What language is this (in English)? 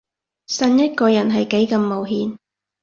Cantonese